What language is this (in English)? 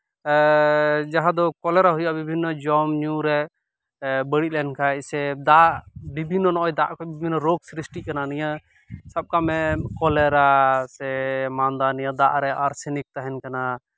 Santali